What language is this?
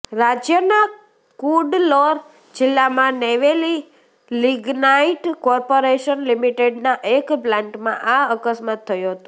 Gujarati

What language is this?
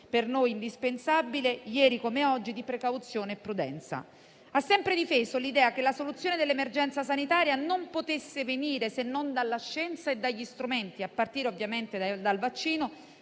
Italian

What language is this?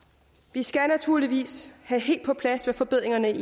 Danish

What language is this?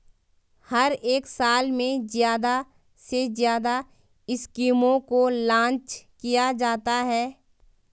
Hindi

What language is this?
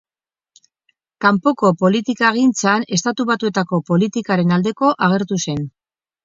Basque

